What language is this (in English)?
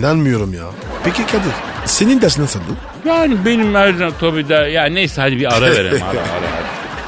Turkish